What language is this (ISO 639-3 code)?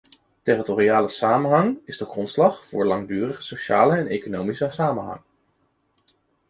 nld